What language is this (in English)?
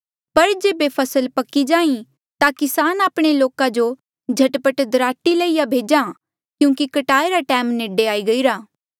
Mandeali